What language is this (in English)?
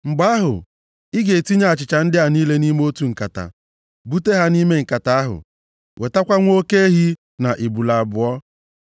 Igbo